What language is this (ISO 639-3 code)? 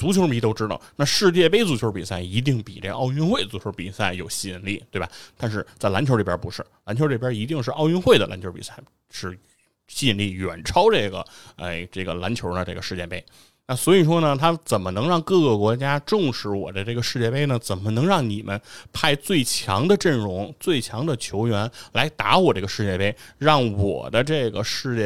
zho